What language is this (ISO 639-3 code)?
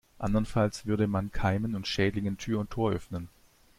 deu